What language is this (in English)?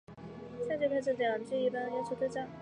Chinese